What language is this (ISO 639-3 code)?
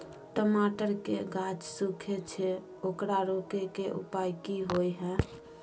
mai